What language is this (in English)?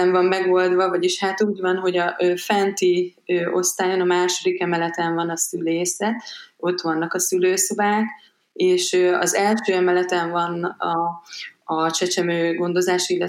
Hungarian